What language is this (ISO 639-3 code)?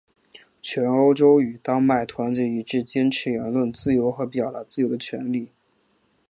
zho